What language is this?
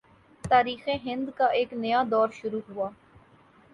Urdu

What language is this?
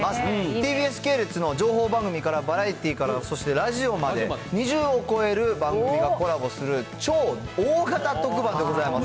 Japanese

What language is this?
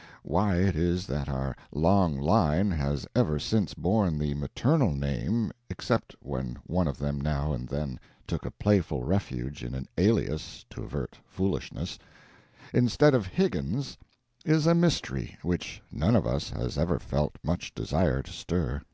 English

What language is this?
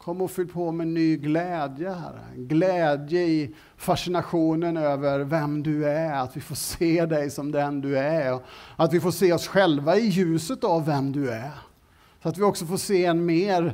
Swedish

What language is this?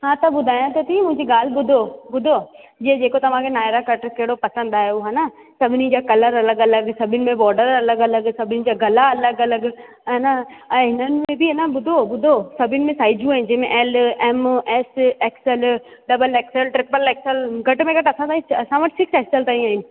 Sindhi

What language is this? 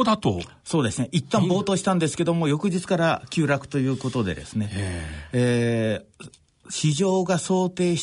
Japanese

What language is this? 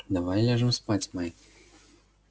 Russian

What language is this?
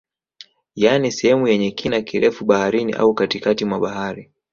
Swahili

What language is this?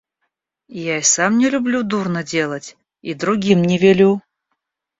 Russian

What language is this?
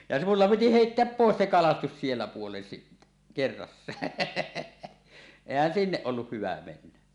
Finnish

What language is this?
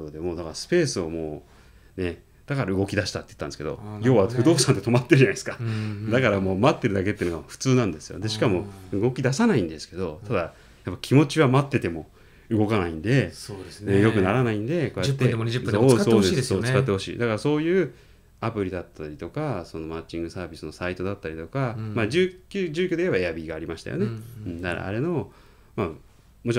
Japanese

